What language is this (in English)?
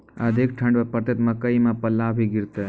Maithili